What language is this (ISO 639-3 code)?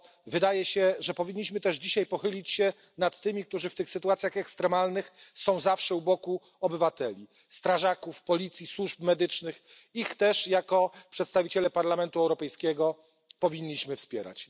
pol